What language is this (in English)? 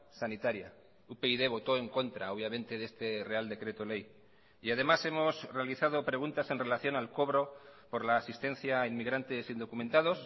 Spanish